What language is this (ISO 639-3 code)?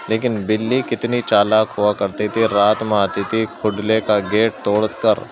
urd